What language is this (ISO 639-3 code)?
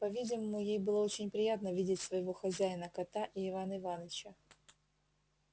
rus